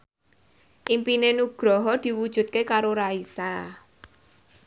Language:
Javanese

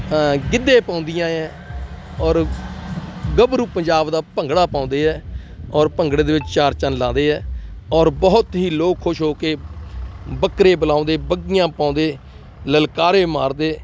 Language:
Punjabi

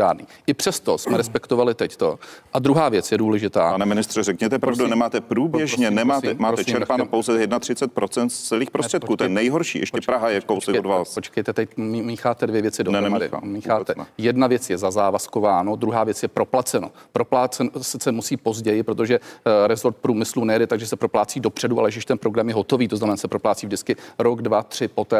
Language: Czech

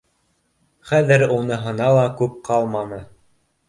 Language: Bashkir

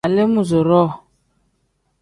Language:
Tem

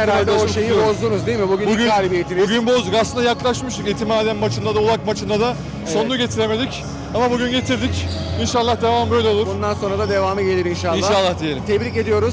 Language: Turkish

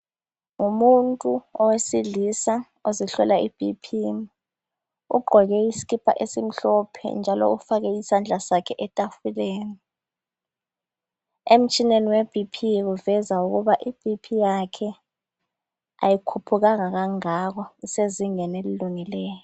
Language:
North Ndebele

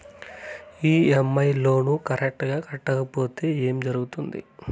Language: Telugu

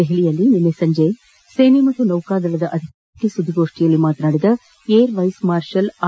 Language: Kannada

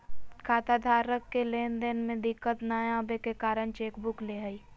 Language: Magahi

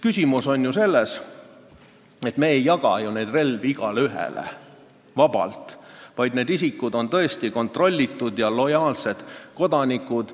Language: Estonian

